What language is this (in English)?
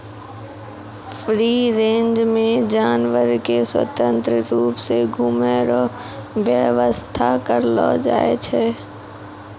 Maithili